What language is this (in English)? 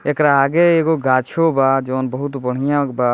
Bhojpuri